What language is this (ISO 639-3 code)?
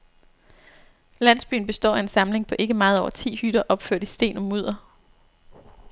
dan